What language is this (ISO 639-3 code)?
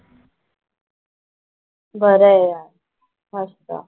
mar